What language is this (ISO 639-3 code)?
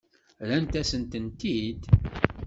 kab